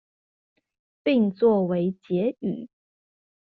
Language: Chinese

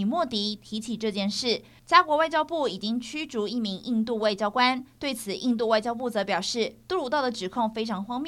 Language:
Chinese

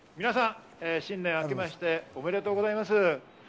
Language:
Japanese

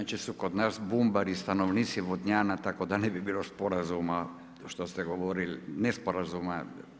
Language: Croatian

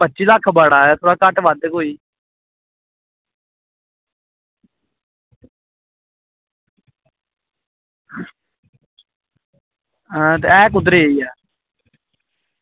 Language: Dogri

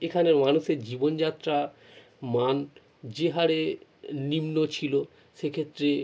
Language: Bangla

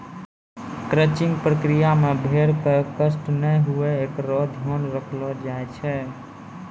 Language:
Maithili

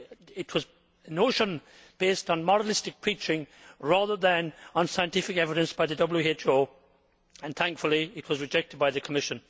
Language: English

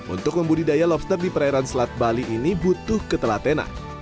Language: Indonesian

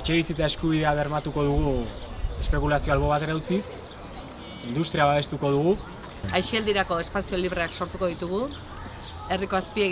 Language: Italian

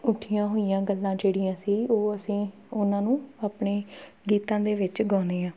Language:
Punjabi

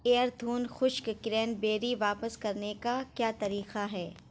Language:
Urdu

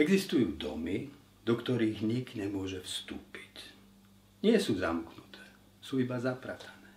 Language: Slovak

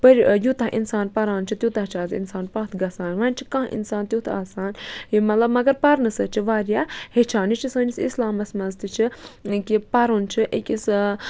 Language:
Kashmiri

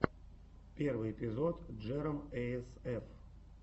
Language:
Russian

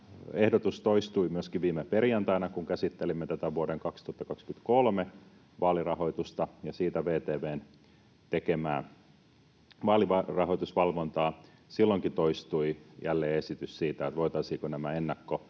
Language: Finnish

